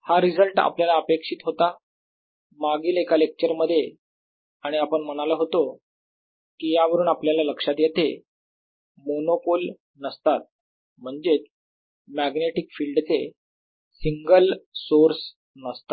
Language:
Marathi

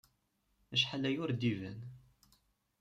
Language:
Kabyle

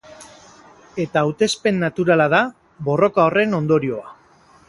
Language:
Basque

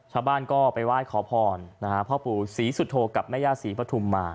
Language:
Thai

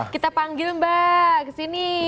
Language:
Indonesian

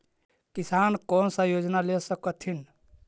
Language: Magahi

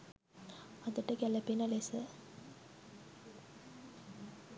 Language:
Sinhala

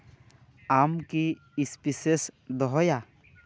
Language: Santali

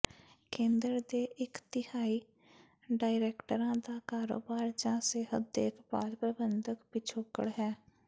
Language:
Punjabi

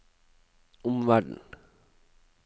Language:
Norwegian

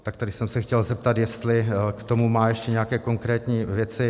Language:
Czech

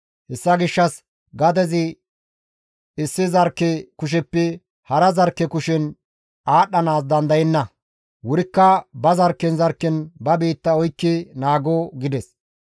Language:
Gamo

